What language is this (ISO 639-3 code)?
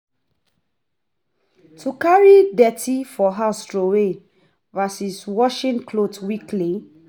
pcm